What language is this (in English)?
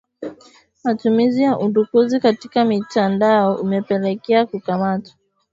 Swahili